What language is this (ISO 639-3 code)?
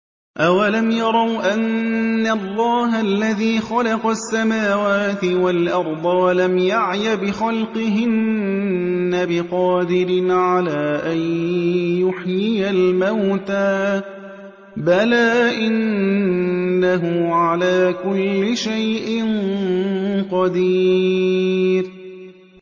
ara